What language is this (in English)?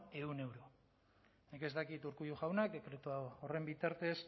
Basque